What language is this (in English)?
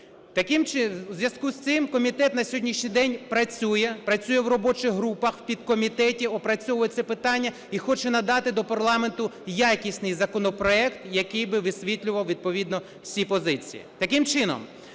Ukrainian